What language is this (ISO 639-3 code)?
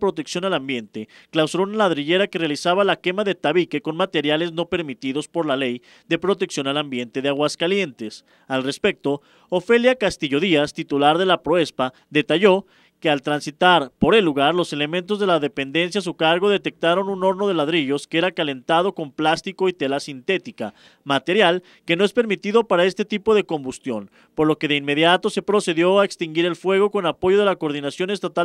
spa